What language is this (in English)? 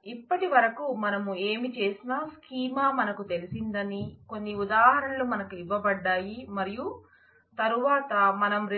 Telugu